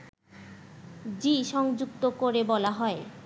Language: Bangla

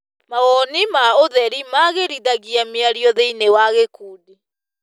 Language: Kikuyu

